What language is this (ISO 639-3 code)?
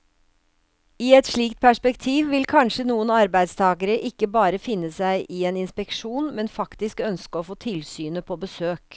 nor